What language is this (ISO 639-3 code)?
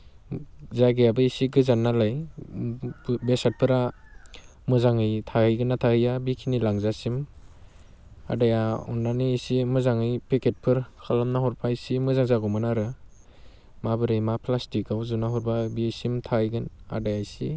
brx